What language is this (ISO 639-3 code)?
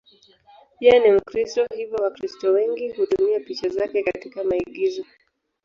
swa